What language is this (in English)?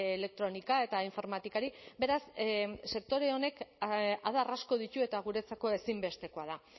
Basque